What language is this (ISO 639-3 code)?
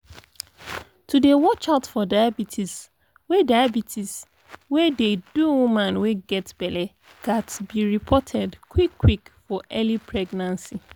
pcm